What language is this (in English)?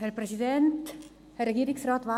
Swiss German